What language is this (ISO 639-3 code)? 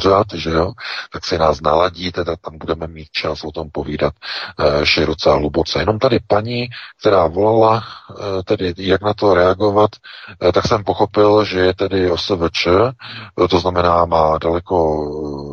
ces